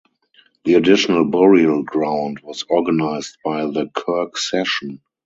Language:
English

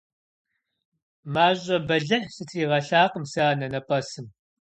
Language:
Kabardian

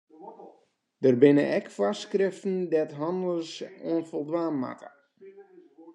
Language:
Western Frisian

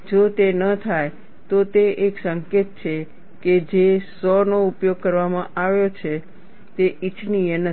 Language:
Gujarati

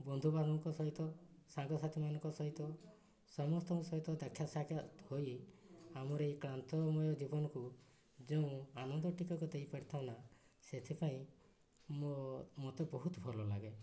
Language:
Odia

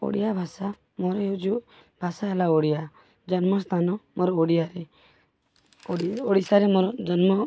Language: Odia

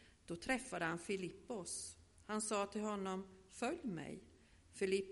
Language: Swedish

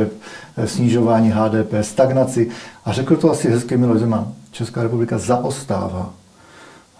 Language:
Czech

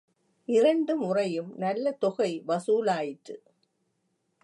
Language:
Tamil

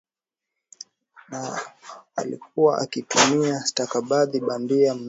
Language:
Swahili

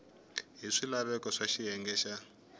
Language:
Tsonga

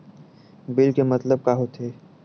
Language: Chhattisgarhi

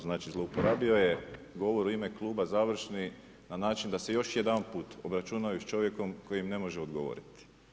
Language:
Croatian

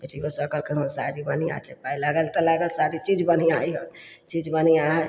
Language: Maithili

